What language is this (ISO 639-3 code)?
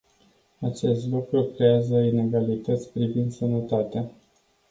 ron